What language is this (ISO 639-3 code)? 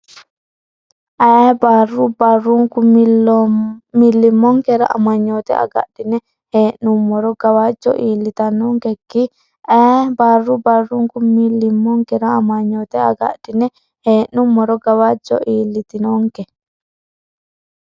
sid